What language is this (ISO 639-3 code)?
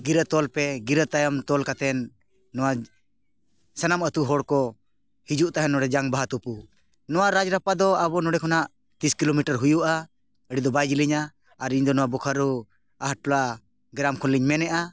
sat